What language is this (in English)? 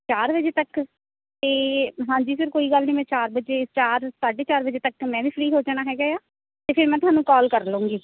Punjabi